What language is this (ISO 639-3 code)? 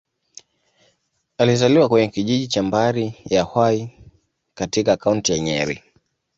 swa